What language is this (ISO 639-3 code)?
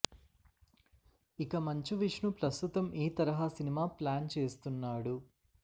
tel